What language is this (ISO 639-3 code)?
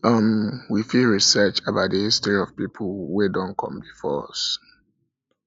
pcm